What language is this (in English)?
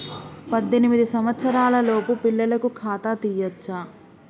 Telugu